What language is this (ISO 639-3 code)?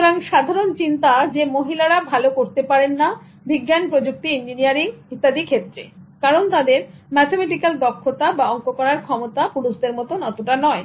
ben